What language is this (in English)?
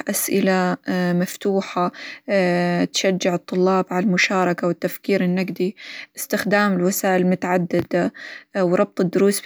Hijazi Arabic